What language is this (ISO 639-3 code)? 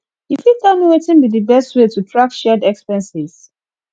pcm